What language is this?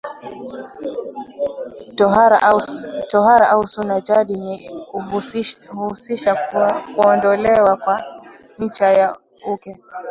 Swahili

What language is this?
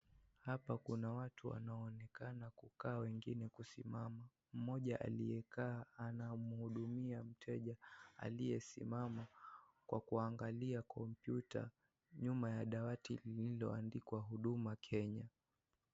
Swahili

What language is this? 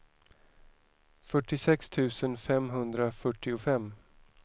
Swedish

